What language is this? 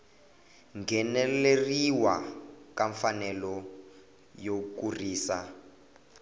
Tsonga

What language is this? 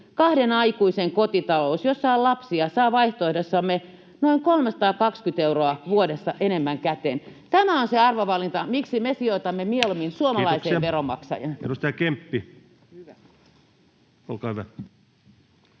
Finnish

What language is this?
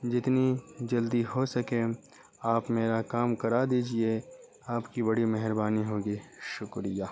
Urdu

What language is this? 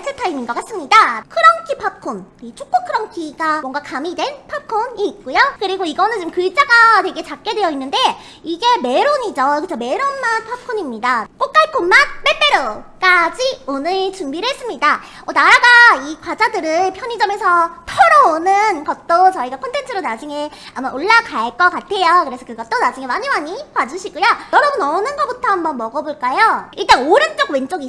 Korean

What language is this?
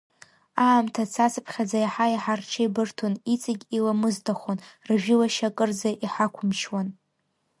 Abkhazian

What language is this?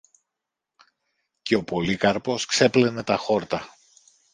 Greek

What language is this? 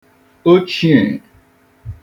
Igbo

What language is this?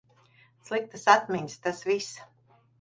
Latvian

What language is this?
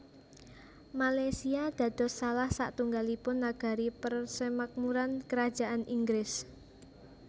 Javanese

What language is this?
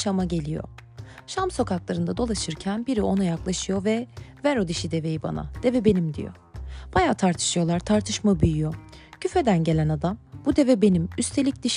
Turkish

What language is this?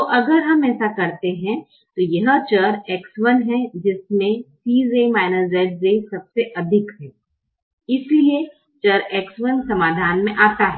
Hindi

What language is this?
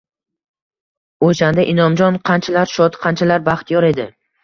Uzbek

